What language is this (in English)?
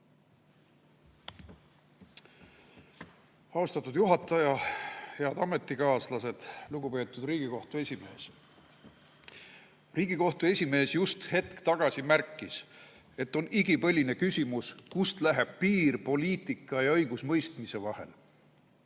Estonian